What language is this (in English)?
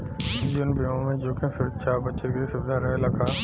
Bhojpuri